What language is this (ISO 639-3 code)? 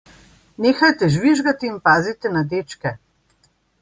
slv